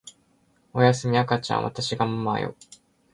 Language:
Japanese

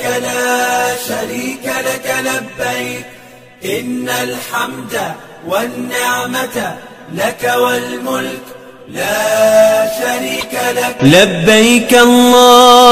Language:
Arabic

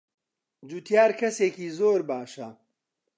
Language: Central Kurdish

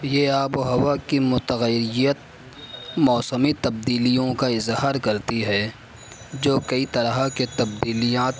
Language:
Urdu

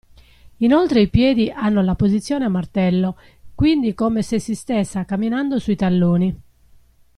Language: Italian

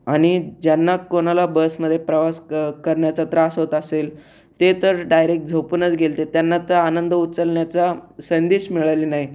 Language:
Marathi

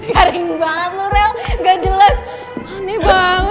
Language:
Indonesian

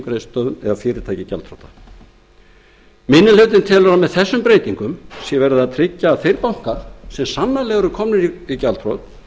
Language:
Icelandic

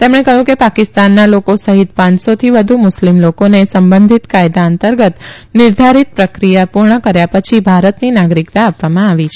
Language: Gujarati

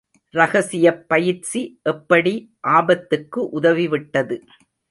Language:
Tamil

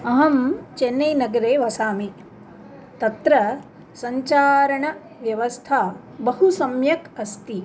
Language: Sanskrit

